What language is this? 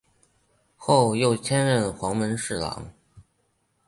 Chinese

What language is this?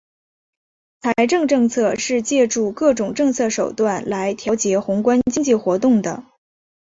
Chinese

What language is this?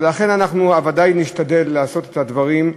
Hebrew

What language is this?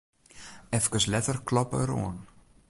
Western Frisian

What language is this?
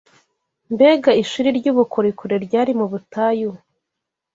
Kinyarwanda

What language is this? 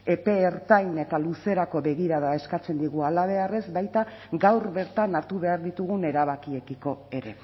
Basque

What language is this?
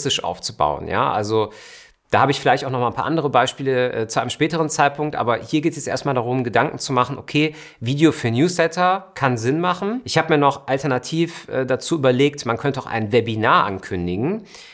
German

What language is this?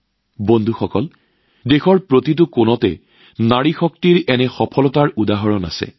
Assamese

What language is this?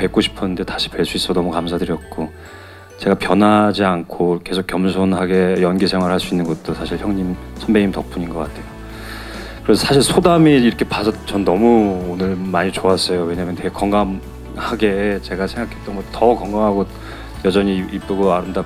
Korean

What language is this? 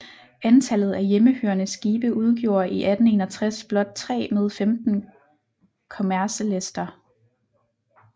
Danish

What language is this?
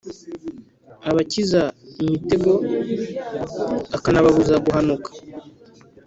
Kinyarwanda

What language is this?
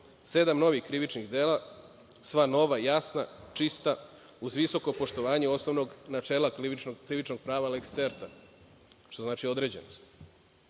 Serbian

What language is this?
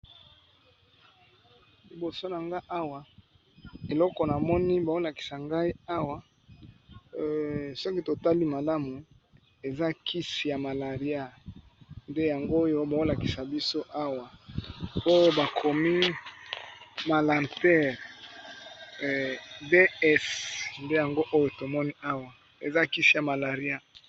Lingala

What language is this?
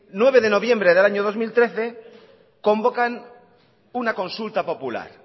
Spanish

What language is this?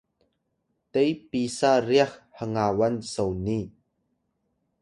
Atayal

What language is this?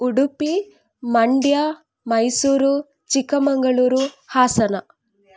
Kannada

